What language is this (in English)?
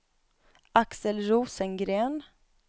Swedish